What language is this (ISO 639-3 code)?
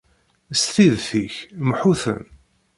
kab